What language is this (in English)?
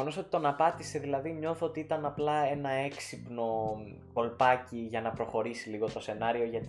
Greek